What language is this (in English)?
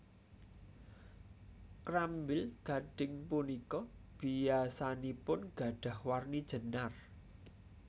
Javanese